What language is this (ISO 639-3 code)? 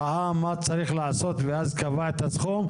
heb